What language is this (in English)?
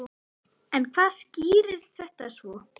Icelandic